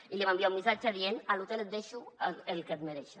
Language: Catalan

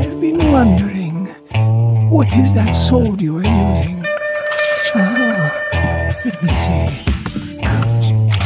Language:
English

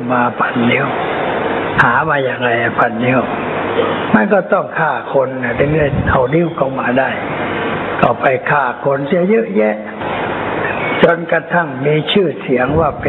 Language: Thai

